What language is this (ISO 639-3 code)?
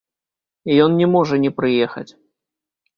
bel